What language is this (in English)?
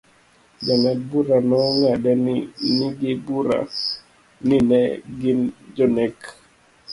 Luo (Kenya and Tanzania)